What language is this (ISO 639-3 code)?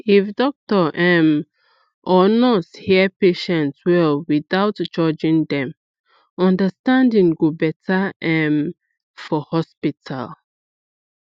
pcm